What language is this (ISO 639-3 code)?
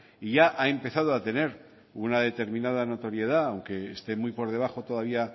spa